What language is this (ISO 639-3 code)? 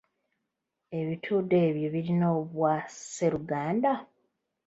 lug